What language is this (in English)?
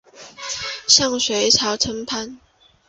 Chinese